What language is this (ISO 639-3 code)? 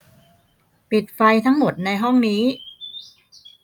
tha